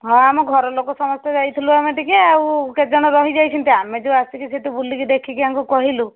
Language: Odia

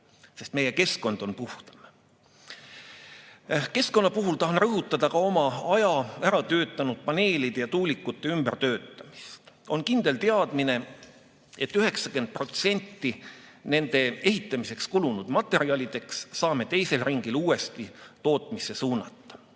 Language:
Estonian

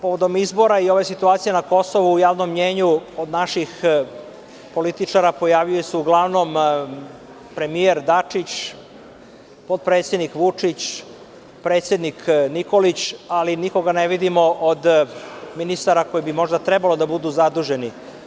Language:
Serbian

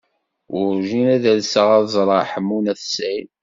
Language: Kabyle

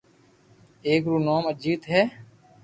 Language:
Loarki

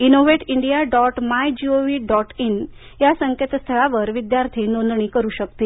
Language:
Marathi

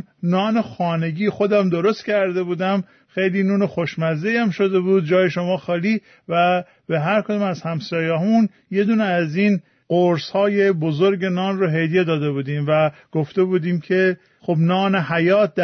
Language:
Persian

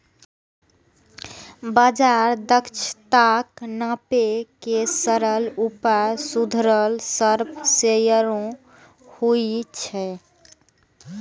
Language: Maithili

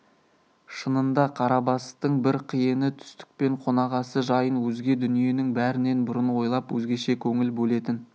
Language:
Kazakh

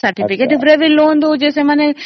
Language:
Odia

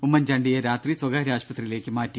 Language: Malayalam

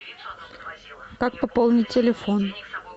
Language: Russian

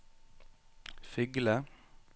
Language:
Norwegian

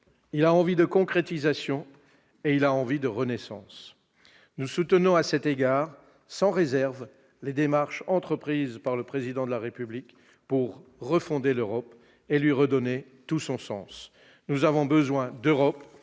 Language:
French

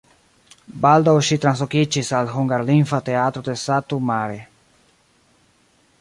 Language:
Esperanto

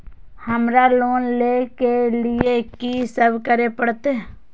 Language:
Maithili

